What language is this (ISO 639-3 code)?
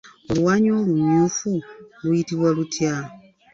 lug